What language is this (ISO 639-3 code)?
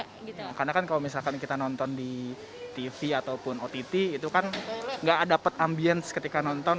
ind